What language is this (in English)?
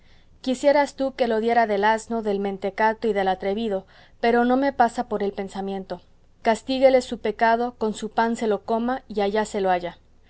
Spanish